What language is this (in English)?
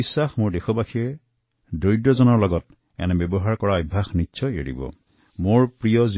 Assamese